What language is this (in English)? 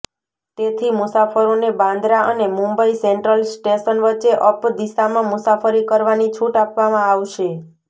Gujarati